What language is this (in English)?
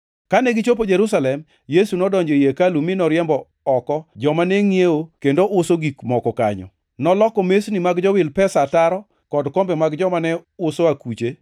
Luo (Kenya and Tanzania)